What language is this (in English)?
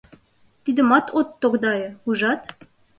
Mari